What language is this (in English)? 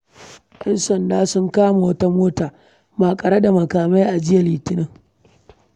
Hausa